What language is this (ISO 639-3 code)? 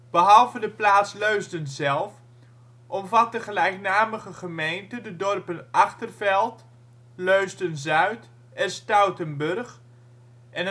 nld